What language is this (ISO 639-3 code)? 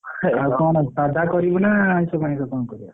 ori